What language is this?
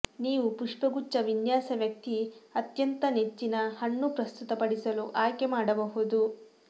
Kannada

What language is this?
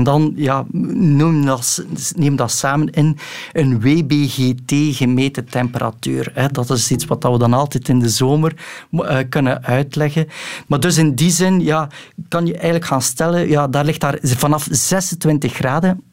Dutch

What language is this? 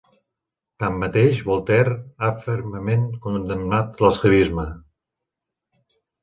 Catalan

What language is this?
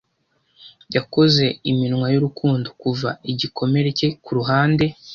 Kinyarwanda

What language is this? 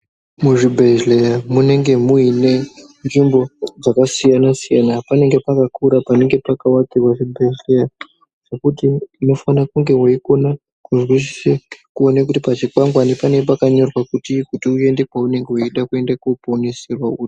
Ndau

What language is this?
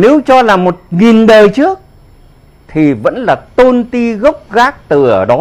Vietnamese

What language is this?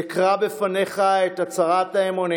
Hebrew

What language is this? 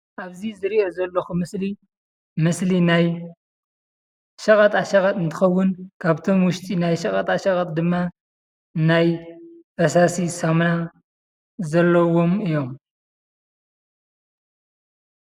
Tigrinya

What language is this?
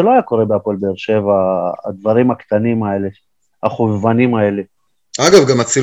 Hebrew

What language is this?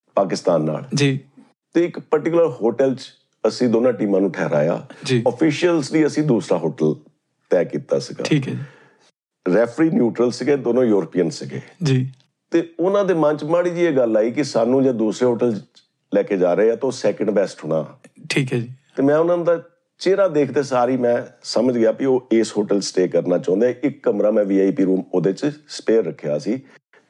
Punjabi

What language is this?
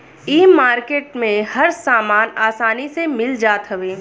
Bhojpuri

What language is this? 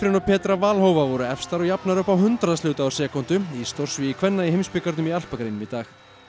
Icelandic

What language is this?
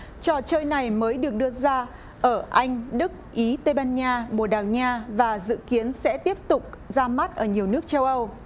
Vietnamese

